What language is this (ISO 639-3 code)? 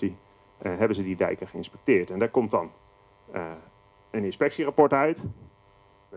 nld